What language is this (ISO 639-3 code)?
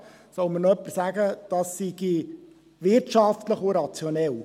gsw